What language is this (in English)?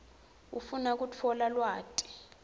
Swati